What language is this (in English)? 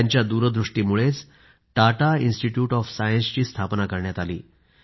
Marathi